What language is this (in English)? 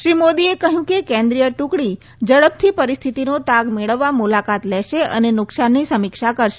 Gujarati